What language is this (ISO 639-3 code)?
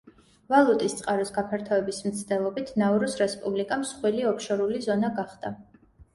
kat